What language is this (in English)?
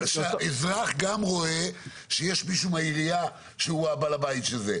Hebrew